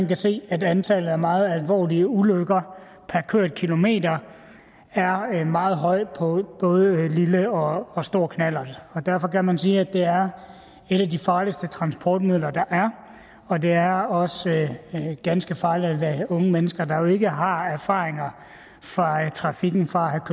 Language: Danish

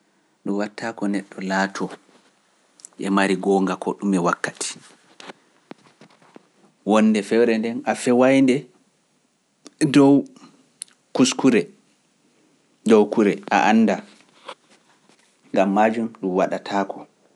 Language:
Pular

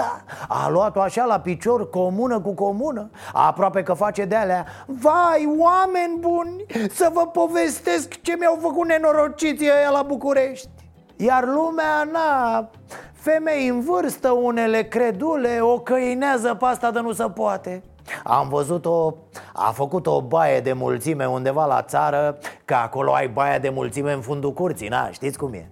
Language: Romanian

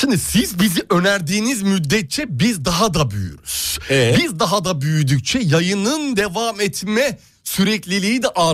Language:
Turkish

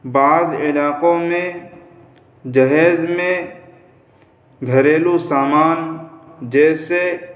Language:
Urdu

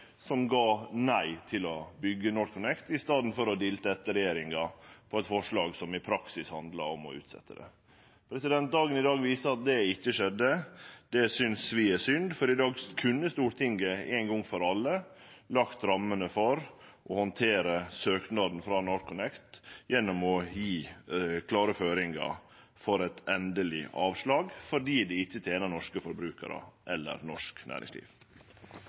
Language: Norwegian Nynorsk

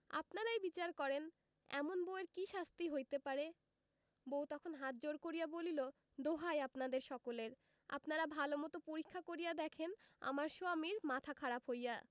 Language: Bangla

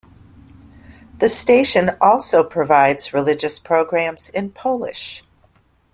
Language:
English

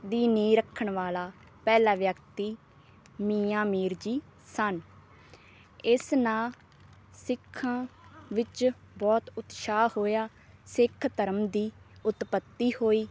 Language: Punjabi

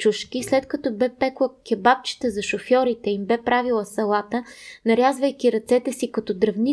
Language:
Bulgarian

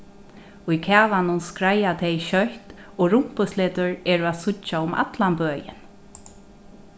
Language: Faroese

